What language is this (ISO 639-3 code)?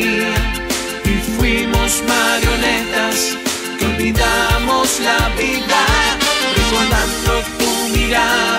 spa